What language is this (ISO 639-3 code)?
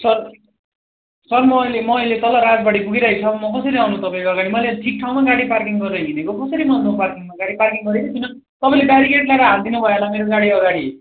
nep